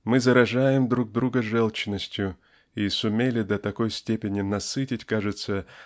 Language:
Russian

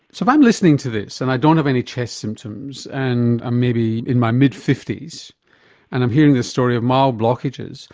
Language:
English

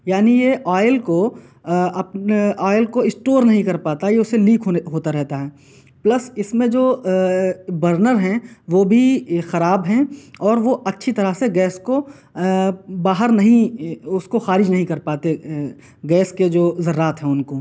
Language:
Urdu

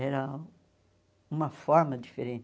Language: Portuguese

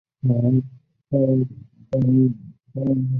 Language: Chinese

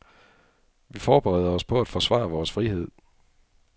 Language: Danish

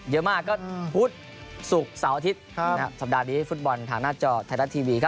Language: Thai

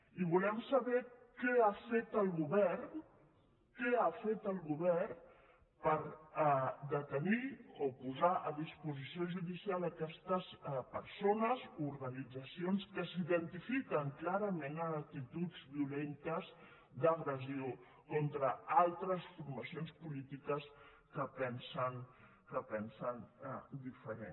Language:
Catalan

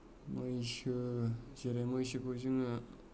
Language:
Bodo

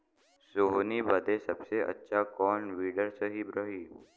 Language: Bhojpuri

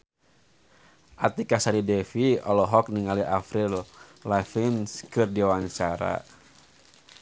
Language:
Sundanese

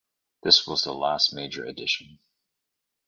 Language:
English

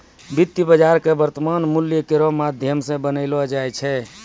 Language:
Maithili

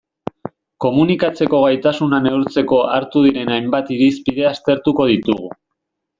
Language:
Basque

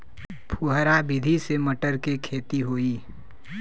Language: Bhojpuri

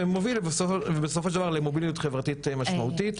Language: Hebrew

